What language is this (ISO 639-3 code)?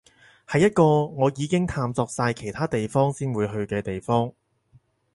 yue